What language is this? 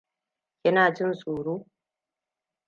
Hausa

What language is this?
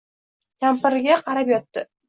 Uzbek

